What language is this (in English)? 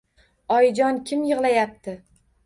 Uzbek